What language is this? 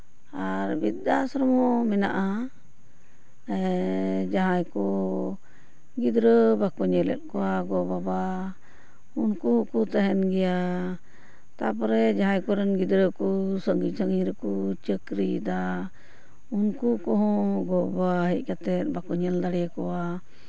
Santali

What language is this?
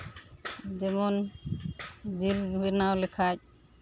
Santali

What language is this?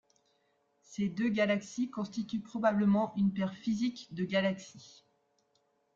French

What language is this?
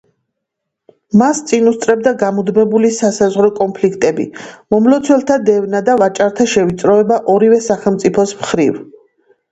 Georgian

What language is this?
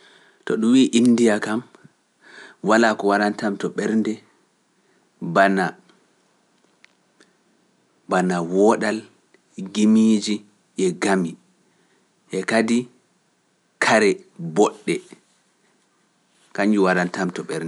Pular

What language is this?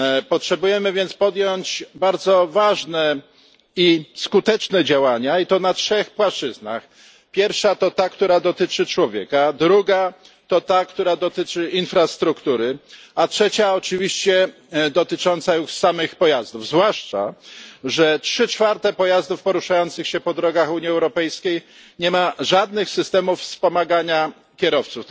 Polish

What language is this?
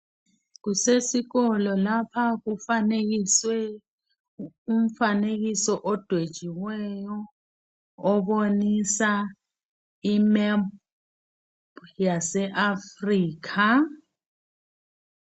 North Ndebele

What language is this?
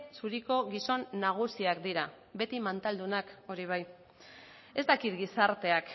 Basque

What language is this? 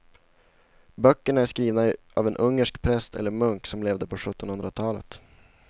Swedish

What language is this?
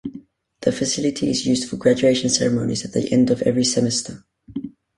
English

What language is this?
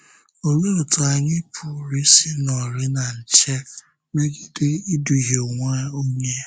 Igbo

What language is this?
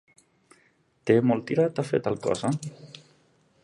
Catalan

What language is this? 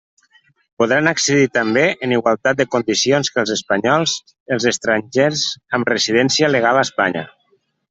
Catalan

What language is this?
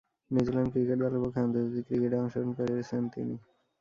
Bangla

